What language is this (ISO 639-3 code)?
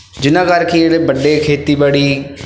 pan